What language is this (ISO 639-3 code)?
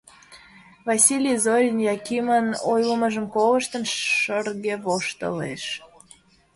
chm